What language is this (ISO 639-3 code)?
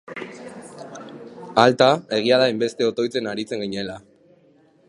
eus